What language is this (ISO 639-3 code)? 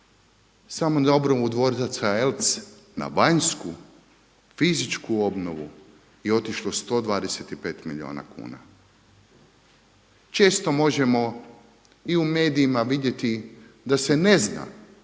hrv